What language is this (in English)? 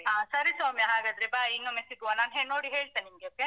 Kannada